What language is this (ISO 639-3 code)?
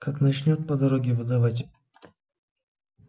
rus